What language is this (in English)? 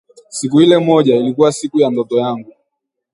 Swahili